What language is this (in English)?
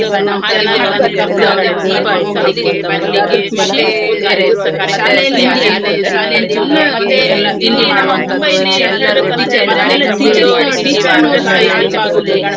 Kannada